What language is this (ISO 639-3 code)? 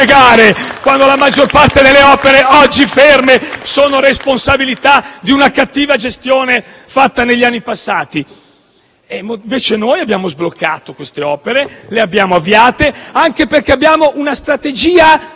ita